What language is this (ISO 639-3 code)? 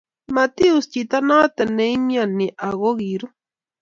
kln